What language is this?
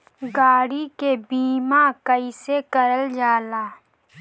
Bhojpuri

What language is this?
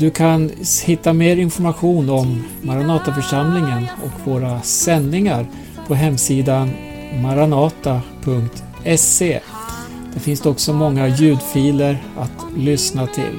Swedish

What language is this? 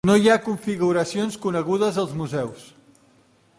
Catalan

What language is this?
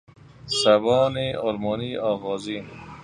Persian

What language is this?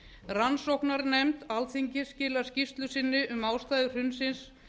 Icelandic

